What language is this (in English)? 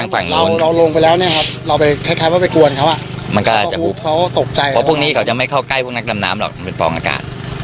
Thai